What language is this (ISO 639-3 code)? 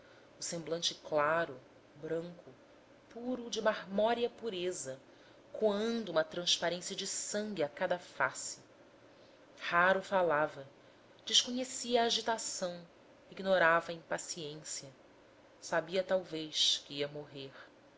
por